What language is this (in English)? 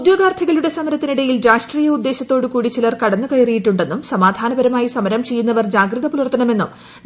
Malayalam